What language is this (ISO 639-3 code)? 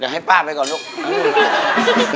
tha